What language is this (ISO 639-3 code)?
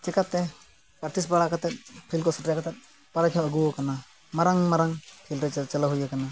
sat